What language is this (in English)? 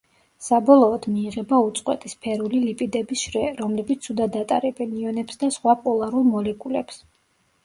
Georgian